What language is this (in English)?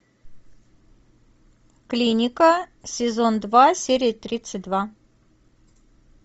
Russian